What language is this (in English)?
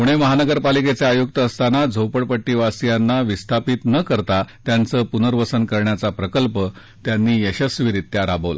Marathi